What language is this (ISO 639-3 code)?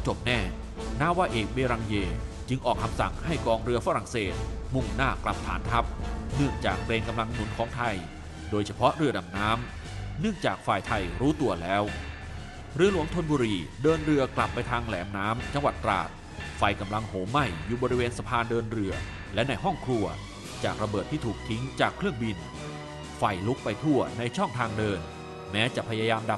tha